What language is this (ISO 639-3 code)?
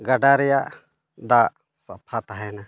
sat